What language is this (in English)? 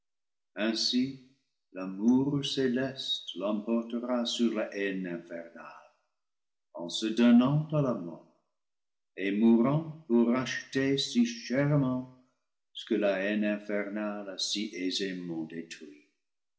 French